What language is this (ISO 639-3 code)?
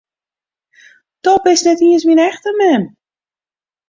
fry